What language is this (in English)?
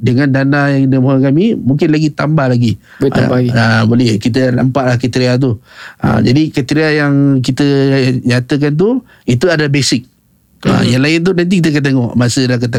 Malay